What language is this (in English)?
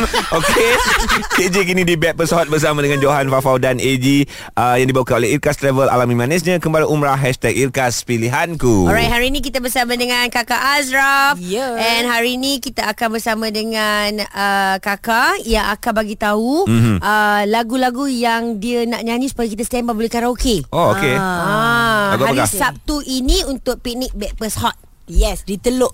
Malay